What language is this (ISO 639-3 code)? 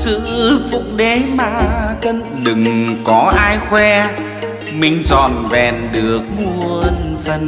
vie